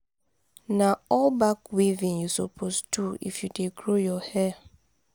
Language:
Nigerian Pidgin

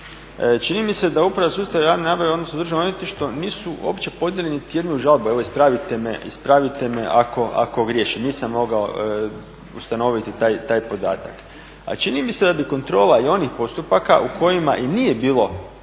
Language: Croatian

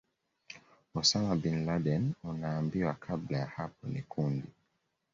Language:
Swahili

